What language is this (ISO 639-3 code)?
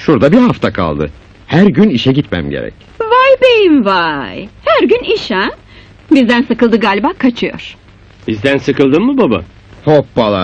tur